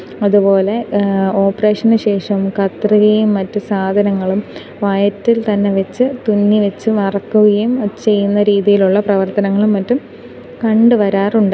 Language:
Malayalam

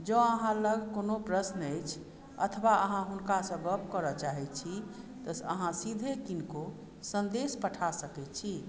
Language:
Maithili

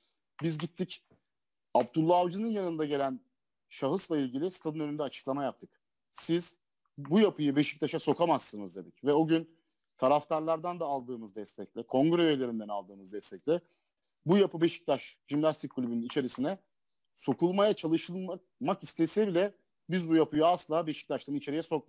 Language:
Turkish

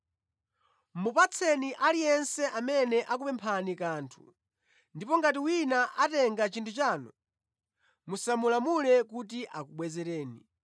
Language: Nyanja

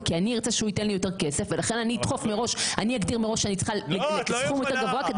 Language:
Hebrew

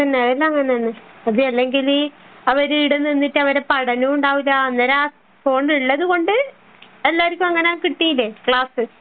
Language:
Malayalam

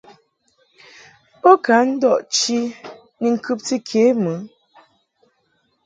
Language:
Mungaka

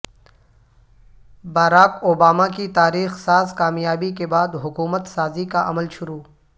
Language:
Urdu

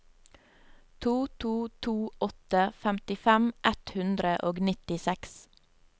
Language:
Norwegian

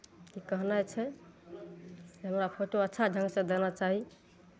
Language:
Maithili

